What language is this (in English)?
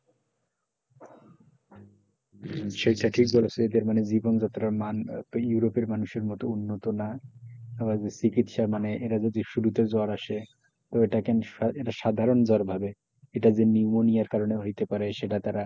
Bangla